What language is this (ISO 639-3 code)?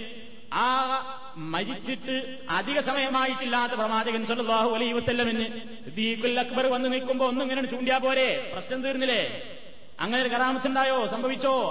mal